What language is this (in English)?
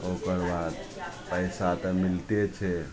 Maithili